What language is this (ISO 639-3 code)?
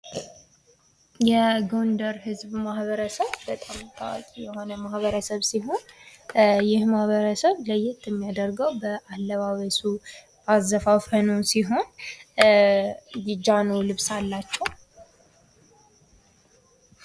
amh